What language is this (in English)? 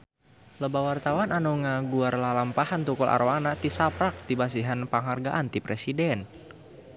Sundanese